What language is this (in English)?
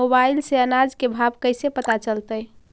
Magahi